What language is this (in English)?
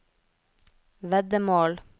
Norwegian